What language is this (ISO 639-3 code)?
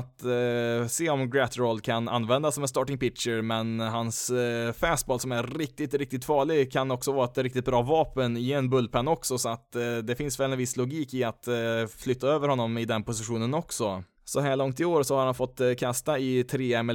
swe